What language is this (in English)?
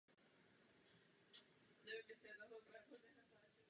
Czech